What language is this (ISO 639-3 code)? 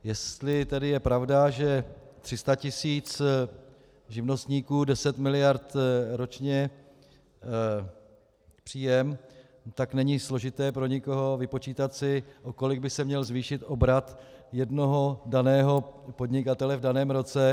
ces